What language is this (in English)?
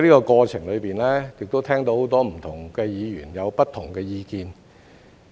Cantonese